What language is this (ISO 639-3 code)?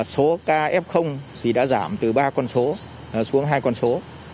vie